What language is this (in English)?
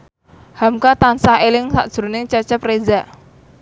Javanese